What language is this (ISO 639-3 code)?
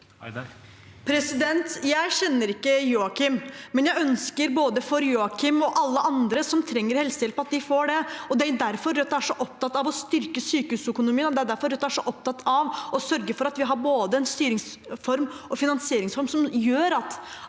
nor